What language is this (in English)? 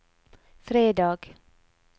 Norwegian